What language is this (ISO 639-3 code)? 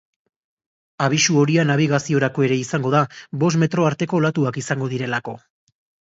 eus